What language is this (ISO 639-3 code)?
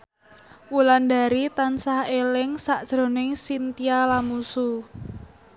jav